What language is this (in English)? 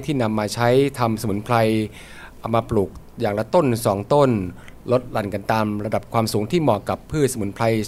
Thai